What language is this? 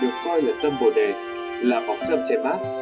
Vietnamese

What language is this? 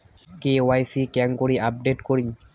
Bangla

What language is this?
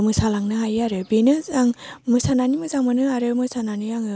Bodo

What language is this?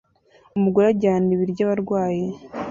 Kinyarwanda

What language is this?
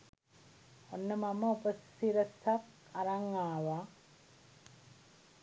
Sinhala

